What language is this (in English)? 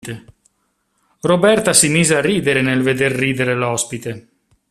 Italian